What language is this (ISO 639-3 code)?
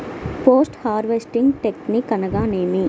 tel